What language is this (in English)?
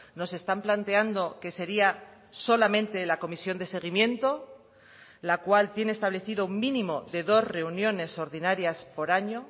Spanish